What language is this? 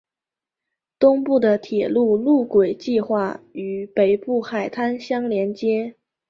Chinese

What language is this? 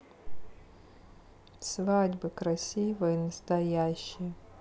Russian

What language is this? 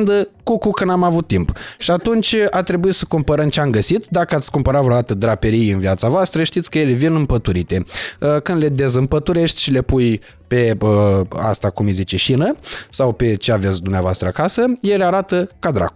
Romanian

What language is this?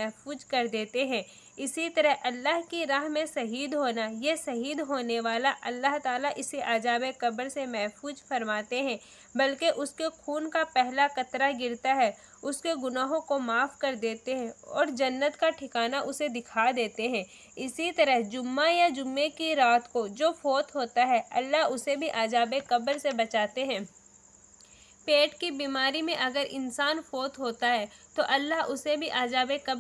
Hindi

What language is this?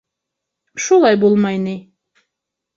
Bashkir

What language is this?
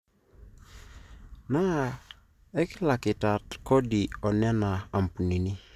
Masai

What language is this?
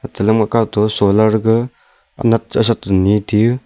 Wancho Naga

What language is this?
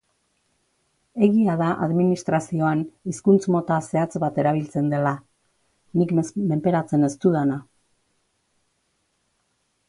Basque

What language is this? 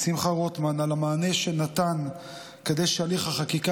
Hebrew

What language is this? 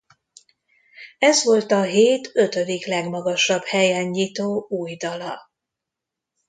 Hungarian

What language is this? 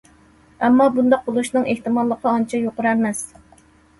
Uyghur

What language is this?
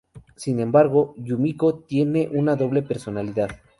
Spanish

